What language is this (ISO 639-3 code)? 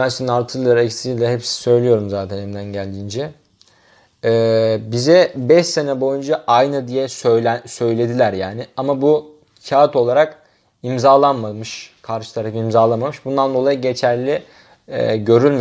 tur